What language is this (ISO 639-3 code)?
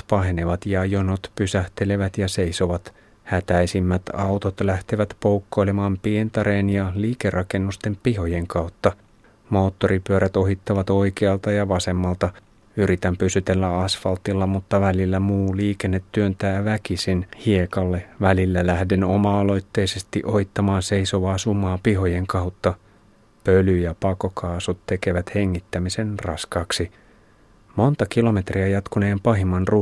fin